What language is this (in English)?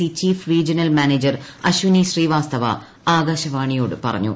Malayalam